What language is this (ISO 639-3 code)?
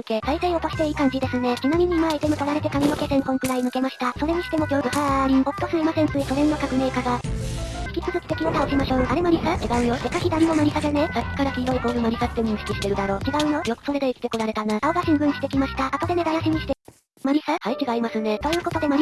jpn